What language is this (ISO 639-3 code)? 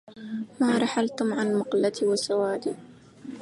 ara